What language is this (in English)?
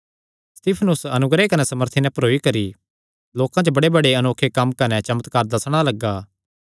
Kangri